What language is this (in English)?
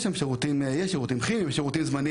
Hebrew